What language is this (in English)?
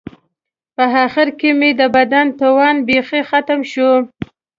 Pashto